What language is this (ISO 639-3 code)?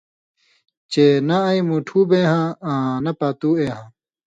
mvy